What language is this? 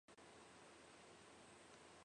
Chinese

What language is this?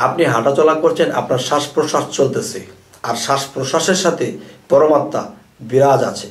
Bangla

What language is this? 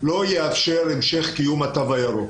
Hebrew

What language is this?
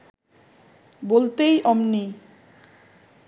Bangla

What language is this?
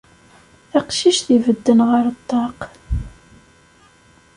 Kabyle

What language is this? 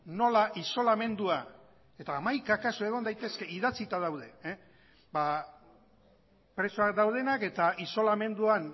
Basque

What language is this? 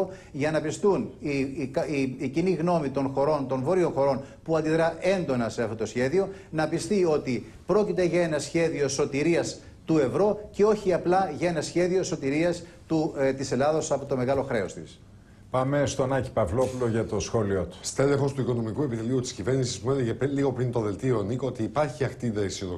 Greek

